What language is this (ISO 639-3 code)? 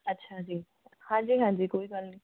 pan